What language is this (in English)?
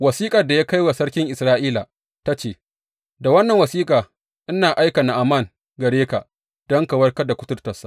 Hausa